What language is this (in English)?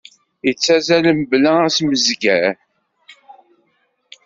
Kabyle